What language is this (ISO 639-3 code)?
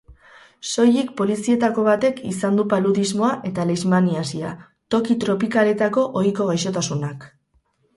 eus